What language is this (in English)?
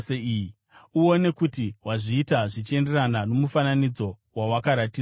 Shona